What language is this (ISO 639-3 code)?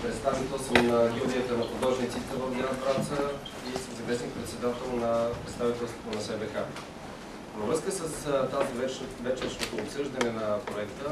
bul